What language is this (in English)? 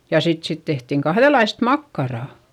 Finnish